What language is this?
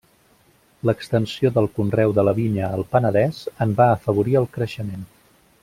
Catalan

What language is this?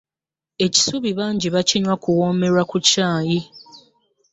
Ganda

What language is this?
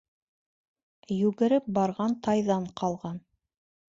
Bashkir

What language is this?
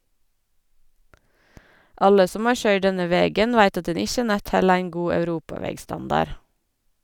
Norwegian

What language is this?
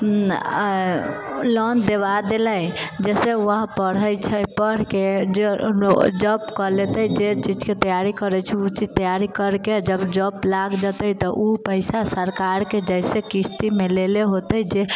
Maithili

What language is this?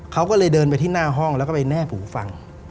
Thai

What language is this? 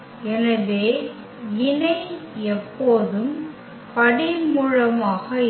Tamil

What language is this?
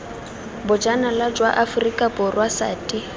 Tswana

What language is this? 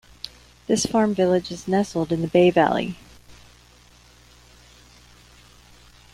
English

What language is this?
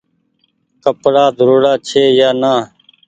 Goaria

